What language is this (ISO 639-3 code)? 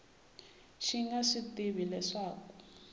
tso